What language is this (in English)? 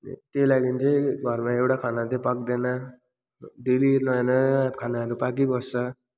Nepali